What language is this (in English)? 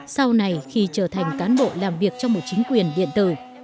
Vietnamese